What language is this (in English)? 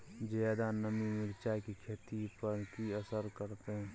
Maithili